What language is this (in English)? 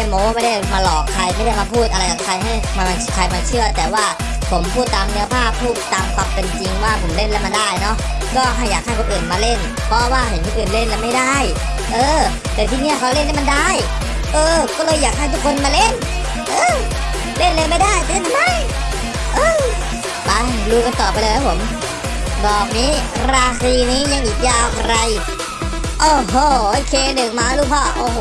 Thai